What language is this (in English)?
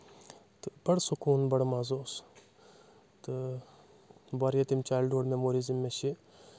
Kashmiri